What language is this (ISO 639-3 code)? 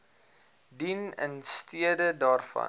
afr